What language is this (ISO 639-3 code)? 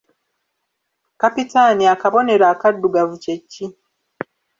lug